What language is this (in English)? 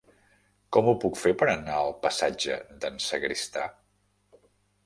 Catalan